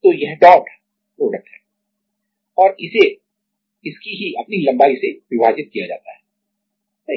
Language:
Hindi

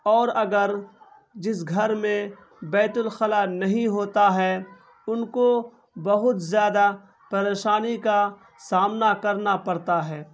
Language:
Urdu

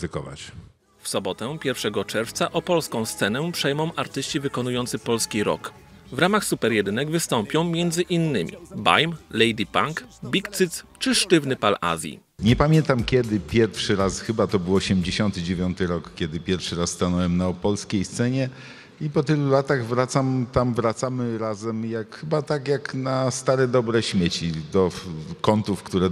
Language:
Polish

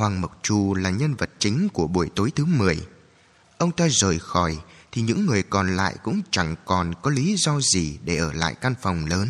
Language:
Vietnamese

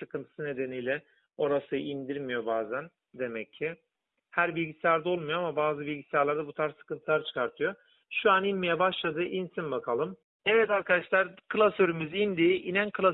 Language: Turkish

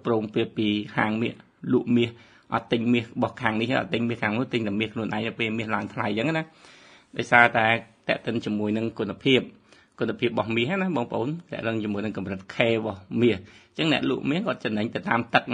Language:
Thai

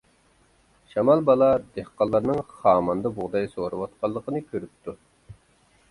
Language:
Uyghur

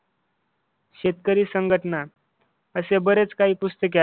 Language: Marathi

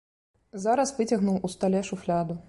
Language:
Belarusian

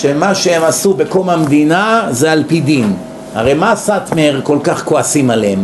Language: Hebrew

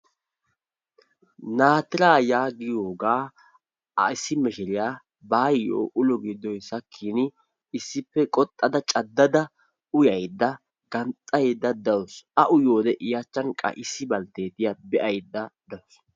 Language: Wolaytta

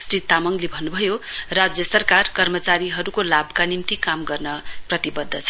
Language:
Nepali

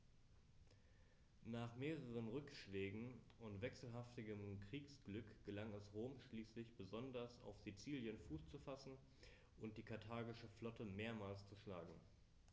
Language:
German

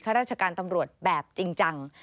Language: Thai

